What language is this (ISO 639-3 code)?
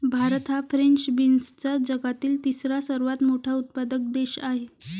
mar